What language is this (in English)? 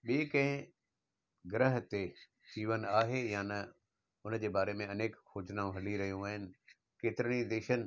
Sindhi